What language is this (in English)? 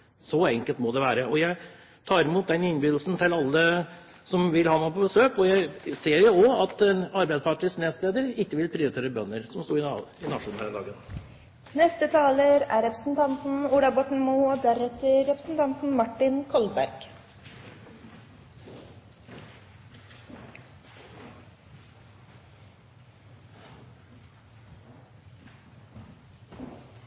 Norwegian Bokmål